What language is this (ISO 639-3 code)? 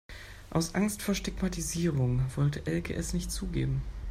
deu